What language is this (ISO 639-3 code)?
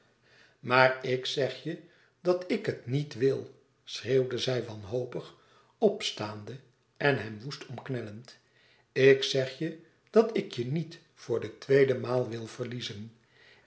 nld